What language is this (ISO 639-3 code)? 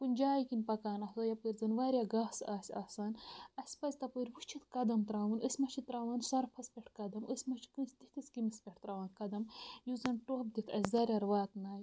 kas